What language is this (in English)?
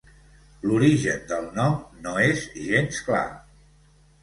Catalan